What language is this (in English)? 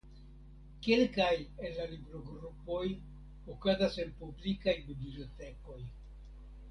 Esperanto